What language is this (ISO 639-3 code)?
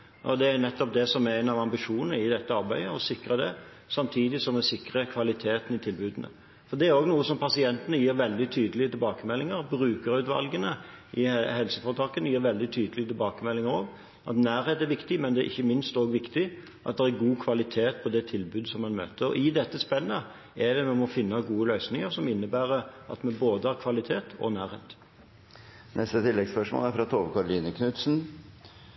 nor